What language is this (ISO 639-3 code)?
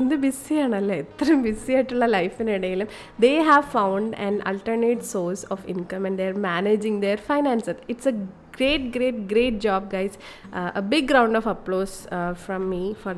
mal